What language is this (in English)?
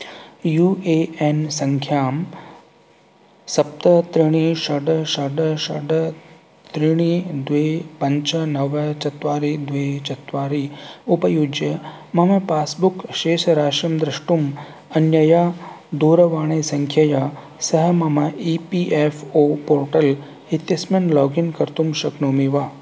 Sanskrit